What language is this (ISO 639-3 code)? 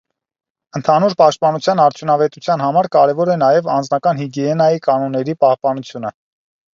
hye